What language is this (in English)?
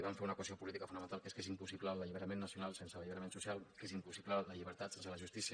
Catalan